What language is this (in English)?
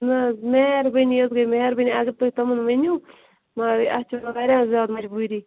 Kashmiri